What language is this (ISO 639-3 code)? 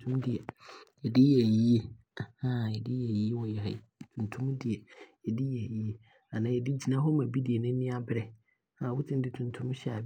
abr